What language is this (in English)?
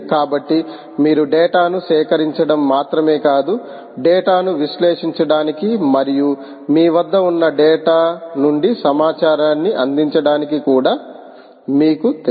Telugu